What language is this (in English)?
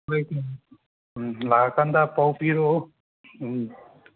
Manipuri